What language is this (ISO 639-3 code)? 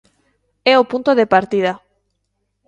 glg